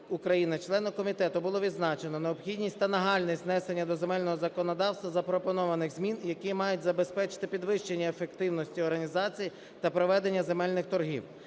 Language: Ukrainian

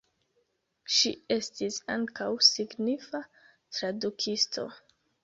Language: Esperanto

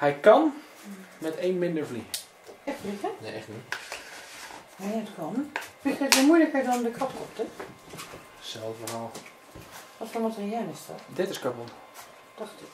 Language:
Dutch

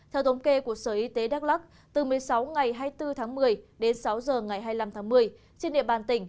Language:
Vietnamese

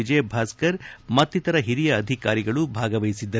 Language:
Kannada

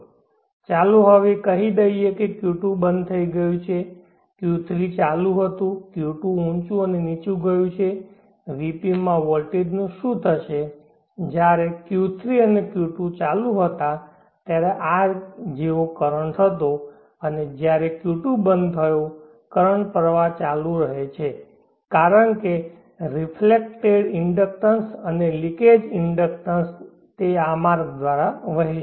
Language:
Gujarati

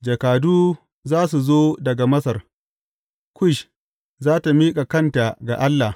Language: Hausa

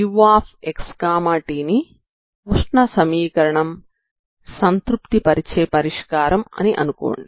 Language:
Telugu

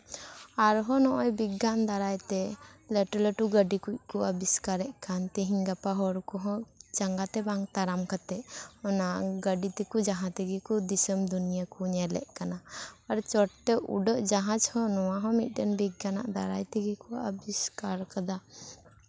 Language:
Santali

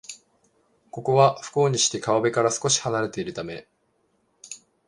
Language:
Japanese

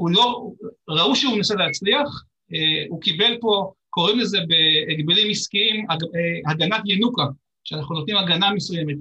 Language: Hebrew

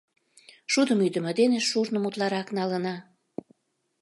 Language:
Mari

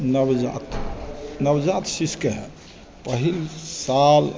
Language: Maithili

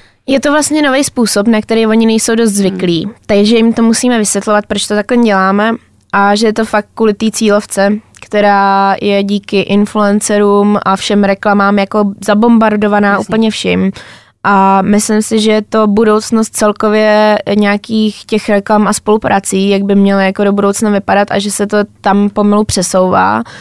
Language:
Czech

